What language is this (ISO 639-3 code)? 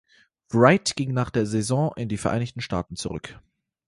deu